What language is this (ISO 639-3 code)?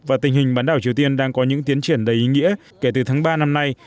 vie